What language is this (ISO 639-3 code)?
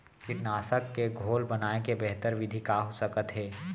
hne